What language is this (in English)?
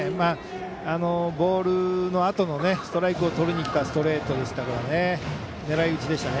Japanese